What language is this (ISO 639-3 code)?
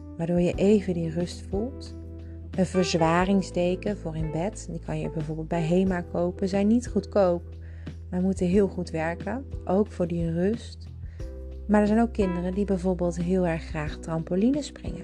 nld